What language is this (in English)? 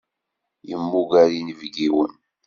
Kabyle